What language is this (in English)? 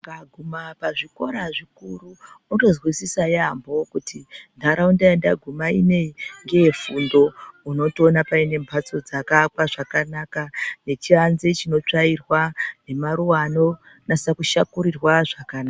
Ndau